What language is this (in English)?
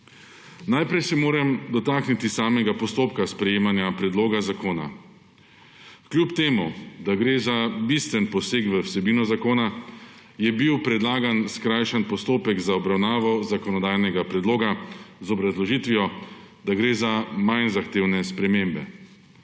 Slovenian